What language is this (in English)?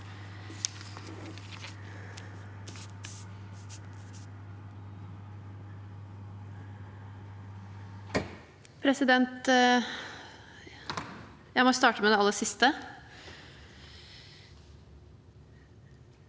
Norwegian